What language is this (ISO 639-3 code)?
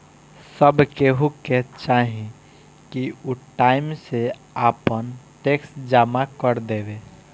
bho